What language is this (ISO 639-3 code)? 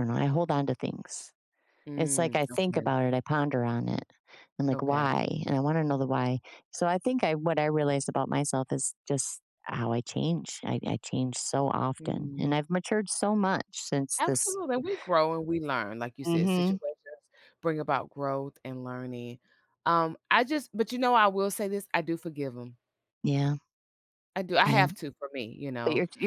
eng